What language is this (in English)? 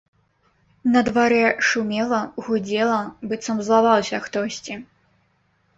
Belarusian